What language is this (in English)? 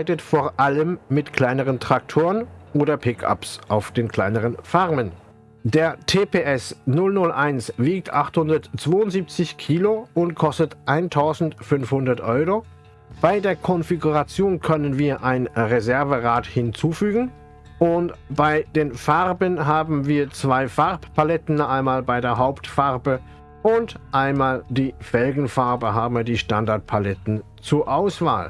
German